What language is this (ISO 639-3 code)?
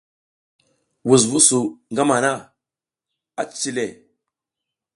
giz